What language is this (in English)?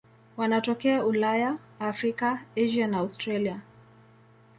Swahili